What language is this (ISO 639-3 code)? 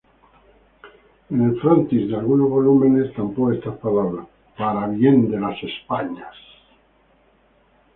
spa